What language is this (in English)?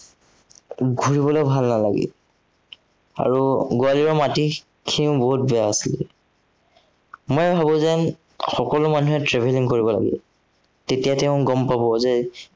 Assamese